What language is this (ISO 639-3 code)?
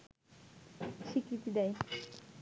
ben